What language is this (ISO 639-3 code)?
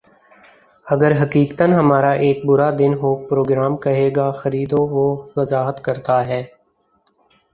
urd